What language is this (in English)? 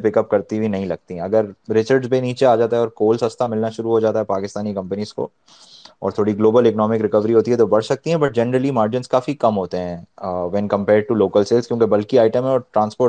Urdu